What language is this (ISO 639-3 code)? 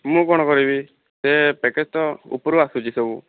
ori